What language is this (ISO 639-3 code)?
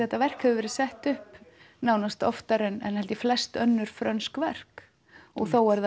isl